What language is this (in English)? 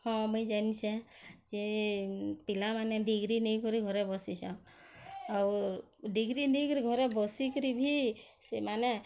Odia